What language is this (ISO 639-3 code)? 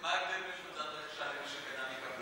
heb